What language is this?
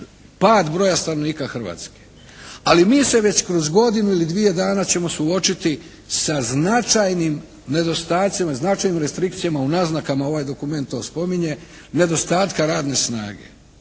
Croatian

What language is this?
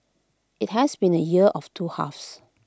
English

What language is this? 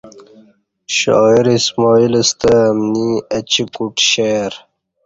Kati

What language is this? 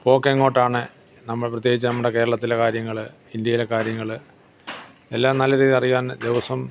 Malayalam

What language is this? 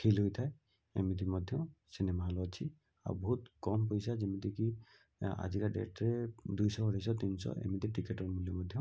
Odia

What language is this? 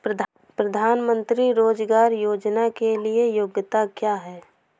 Hindi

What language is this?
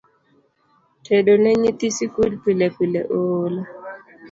Luo (Kenya and Tanzania)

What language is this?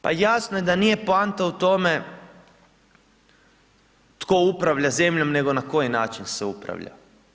Croatian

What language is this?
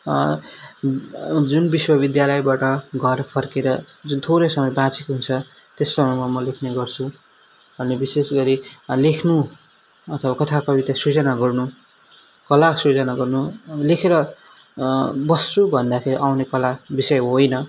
Nepali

